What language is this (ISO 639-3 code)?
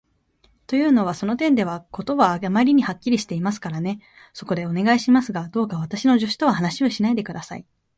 jpn